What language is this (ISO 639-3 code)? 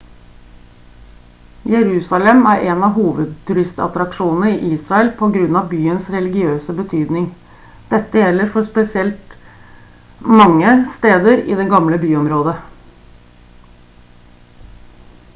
nob